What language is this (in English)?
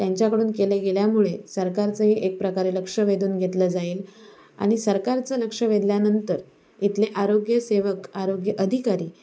Marathi